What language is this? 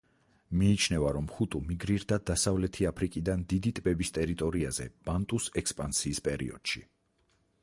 Georgian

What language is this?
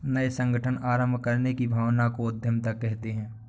Hindi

